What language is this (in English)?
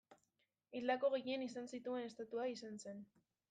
Basque